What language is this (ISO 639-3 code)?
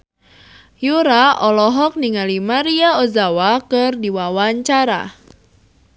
sun